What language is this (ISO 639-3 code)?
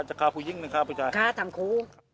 tha